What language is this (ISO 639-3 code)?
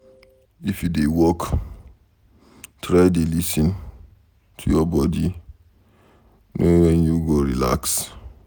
pcm